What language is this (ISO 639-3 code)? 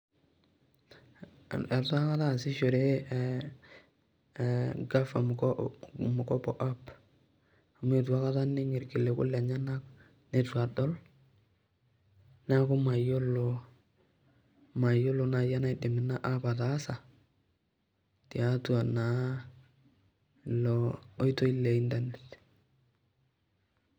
mas